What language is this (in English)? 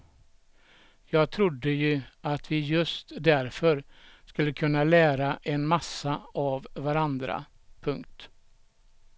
Swedish